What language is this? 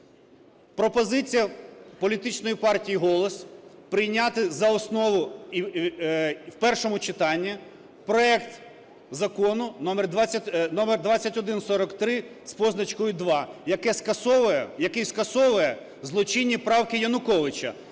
Ukrainian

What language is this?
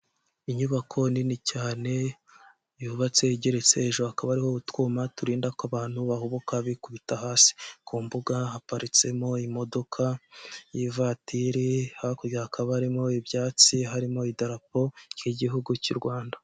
Kinyarwanda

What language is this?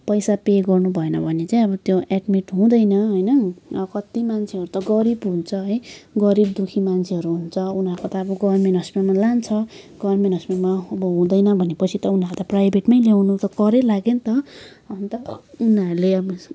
Nepali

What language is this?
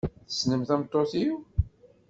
Kabyle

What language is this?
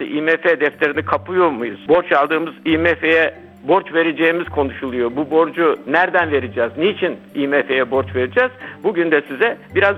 Turkish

